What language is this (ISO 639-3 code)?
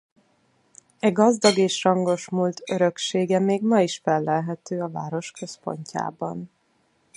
hun